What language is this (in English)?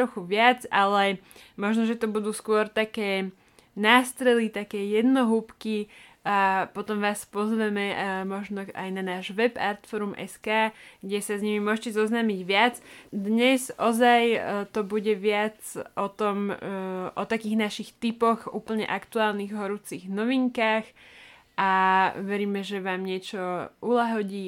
Slovak